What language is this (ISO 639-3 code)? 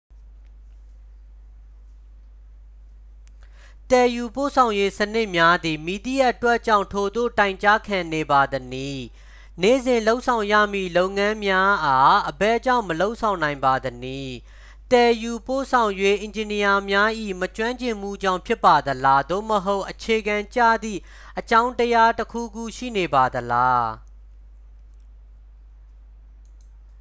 mya